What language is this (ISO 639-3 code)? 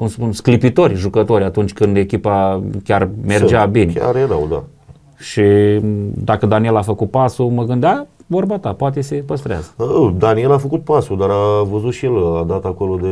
ron